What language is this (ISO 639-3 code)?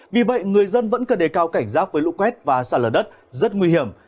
vie